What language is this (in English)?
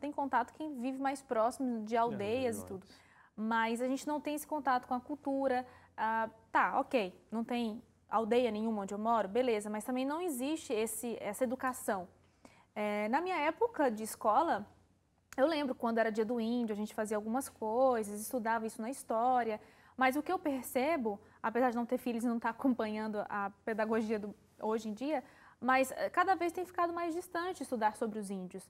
Portuguese